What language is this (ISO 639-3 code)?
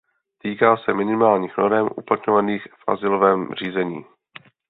ces